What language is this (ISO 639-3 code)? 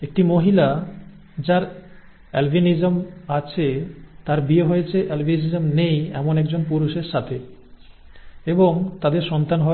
ben